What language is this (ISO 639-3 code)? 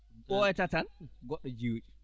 ful